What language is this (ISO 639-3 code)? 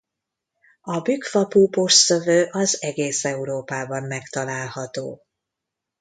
hun